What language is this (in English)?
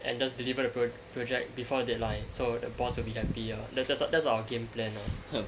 English